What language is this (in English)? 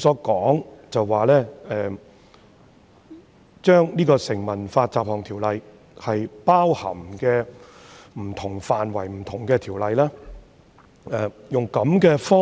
Cantonese